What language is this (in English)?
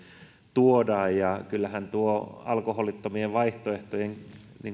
Finnish